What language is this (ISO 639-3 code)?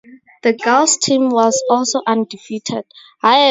eng